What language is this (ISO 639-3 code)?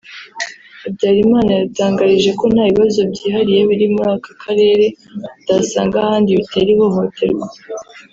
kin